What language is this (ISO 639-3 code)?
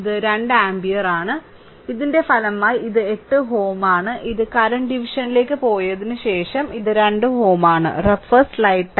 mal